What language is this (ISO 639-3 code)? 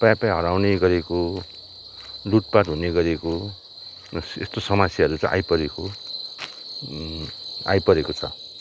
nep